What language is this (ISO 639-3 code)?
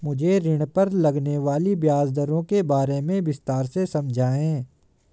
hin